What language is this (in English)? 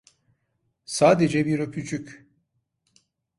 Turkish